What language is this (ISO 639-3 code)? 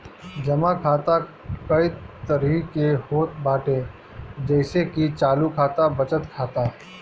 bho